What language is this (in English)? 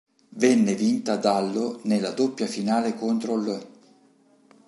Italian